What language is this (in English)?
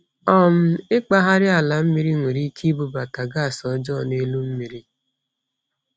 Igbo